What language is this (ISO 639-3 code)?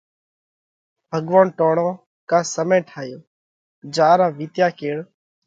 kvx